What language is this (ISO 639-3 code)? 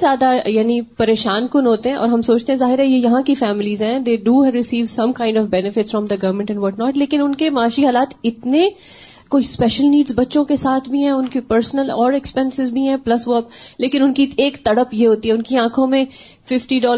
urd